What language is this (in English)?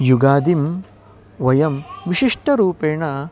Sanskrit